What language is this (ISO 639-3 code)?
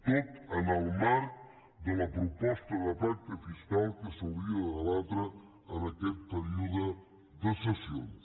cat